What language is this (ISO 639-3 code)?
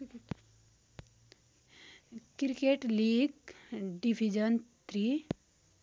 nep